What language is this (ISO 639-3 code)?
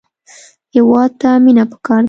pus